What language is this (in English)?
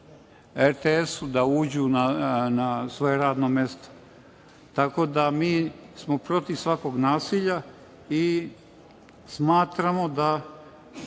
Serbian